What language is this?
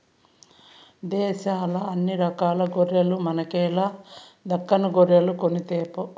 Telugu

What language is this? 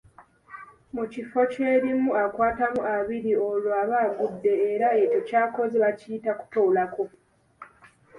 Ganda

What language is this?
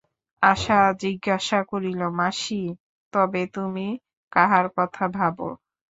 Bangla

